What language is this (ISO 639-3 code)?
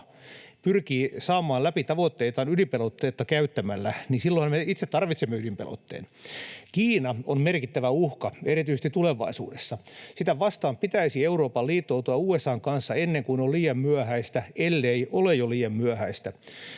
fin